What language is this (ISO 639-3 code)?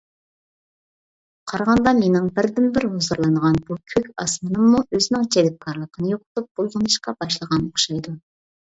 uig